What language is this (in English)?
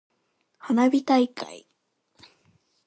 Japanese